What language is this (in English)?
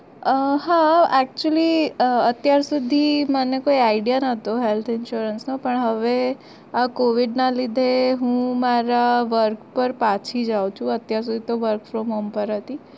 Gujarati